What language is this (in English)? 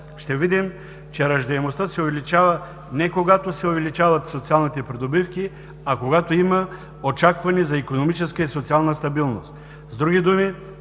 Bulgarian